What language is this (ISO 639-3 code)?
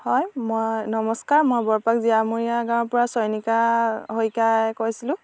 asm